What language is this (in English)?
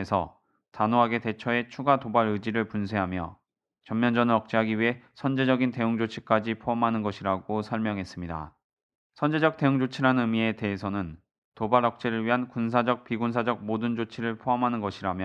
Korean